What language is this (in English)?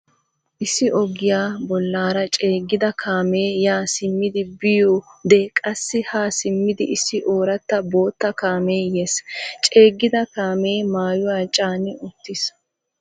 Wolaytta